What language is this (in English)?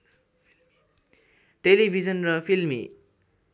Nepali